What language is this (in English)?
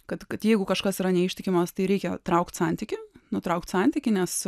Lithuanian